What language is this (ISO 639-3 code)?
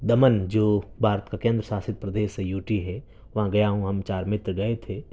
urd